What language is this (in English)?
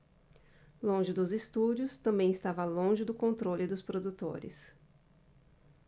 Portuguese